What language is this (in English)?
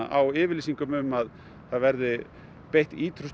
Icelandic